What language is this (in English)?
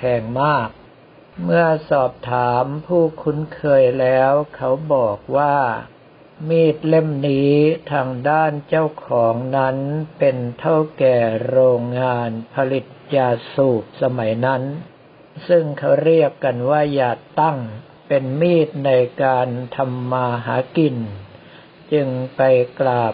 Thai